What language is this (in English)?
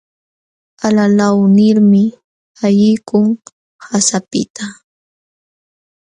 Jauja Wanca Quechua